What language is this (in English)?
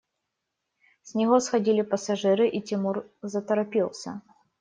Russian